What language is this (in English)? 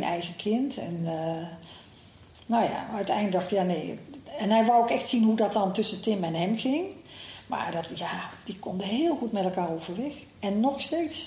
Dutch